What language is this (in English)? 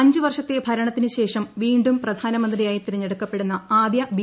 Malayalam